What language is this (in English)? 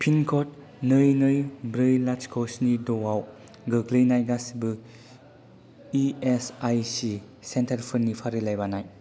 Bodo